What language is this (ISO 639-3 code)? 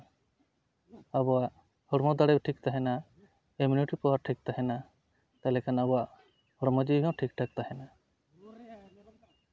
sat